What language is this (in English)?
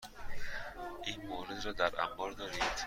Persian